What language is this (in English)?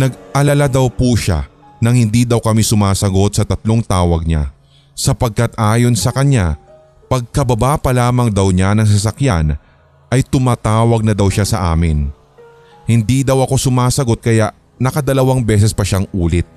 Filipino